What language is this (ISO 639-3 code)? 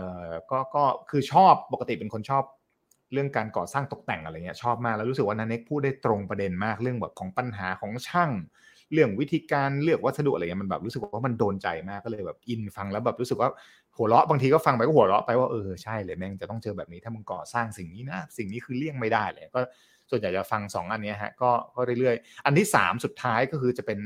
tha